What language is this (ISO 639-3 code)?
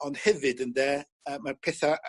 cym